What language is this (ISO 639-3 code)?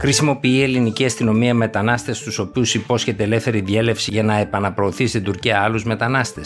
ell